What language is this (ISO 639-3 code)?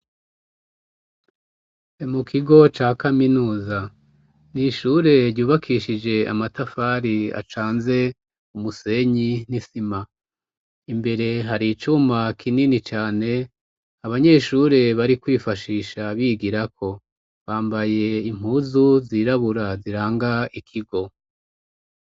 run